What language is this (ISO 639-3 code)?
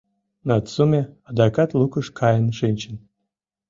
chm